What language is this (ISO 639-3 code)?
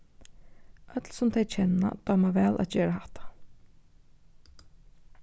fao